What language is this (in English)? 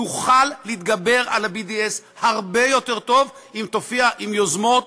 Hebrew